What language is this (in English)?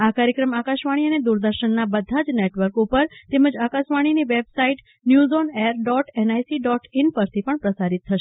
Gujarati